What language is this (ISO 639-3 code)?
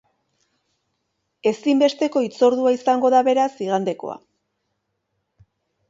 eus